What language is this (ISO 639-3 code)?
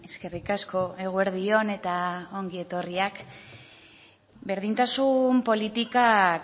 eus